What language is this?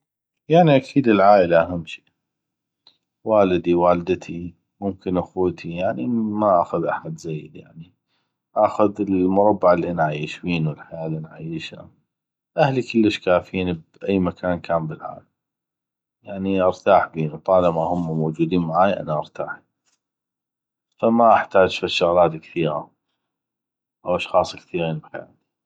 North Mesopotamian Arabic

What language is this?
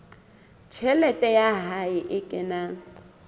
Southern Sotho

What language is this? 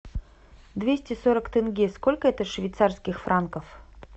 Russian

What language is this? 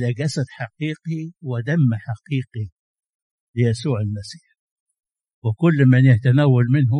Arabic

